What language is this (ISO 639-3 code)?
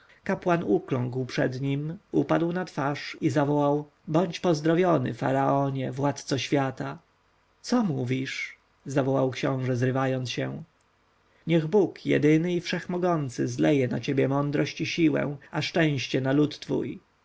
pol